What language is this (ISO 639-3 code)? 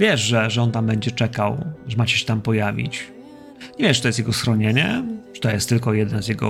pol